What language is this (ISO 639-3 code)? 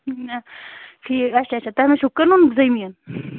kas